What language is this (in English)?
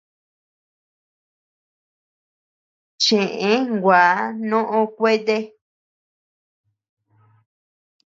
Tepeuxila Cuicatec